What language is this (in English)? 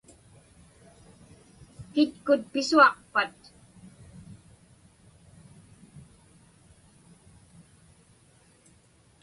Inupiaq